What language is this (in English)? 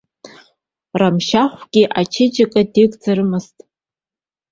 Abkhazian